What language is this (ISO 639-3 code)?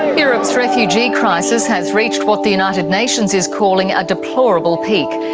eng